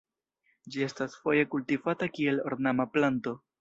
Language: Esperanto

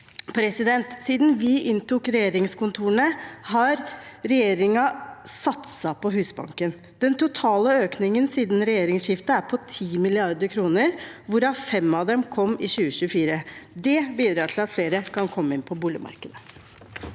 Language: Norwegian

